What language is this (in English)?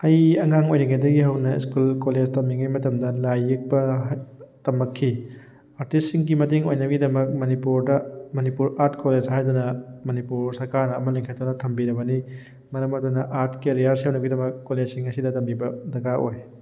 Manipuri